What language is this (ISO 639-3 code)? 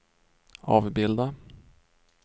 swe